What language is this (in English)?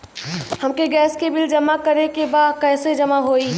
Bhojpuri